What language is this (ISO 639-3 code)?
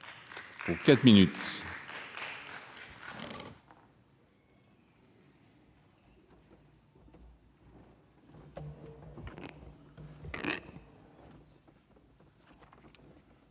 fra